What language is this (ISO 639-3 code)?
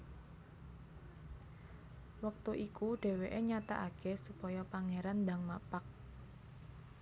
jav